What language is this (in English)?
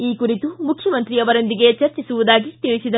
Kannada